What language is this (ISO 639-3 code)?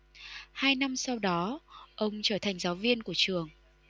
vie